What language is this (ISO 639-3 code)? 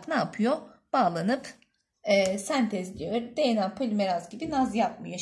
tur